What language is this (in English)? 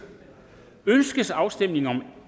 Danish